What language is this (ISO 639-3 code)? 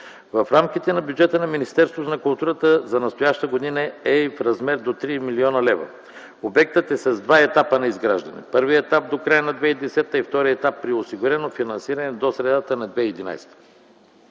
bul